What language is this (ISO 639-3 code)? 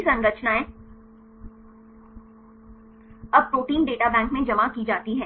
hin